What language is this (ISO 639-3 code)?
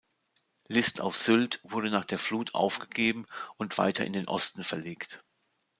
deu